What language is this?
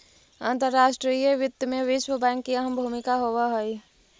Magahi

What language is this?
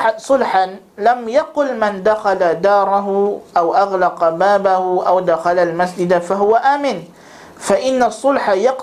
Malay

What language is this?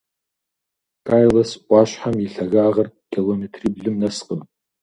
Kabardian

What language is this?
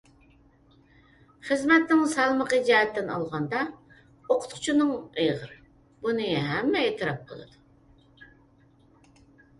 Uyghur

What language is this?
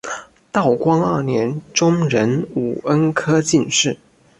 Chinese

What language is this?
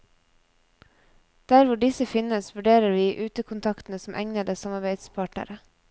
Norwegian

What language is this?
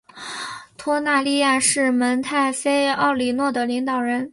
Chinese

